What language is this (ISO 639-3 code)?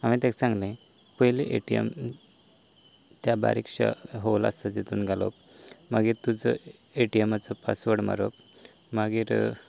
kok